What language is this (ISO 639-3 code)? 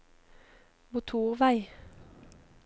nor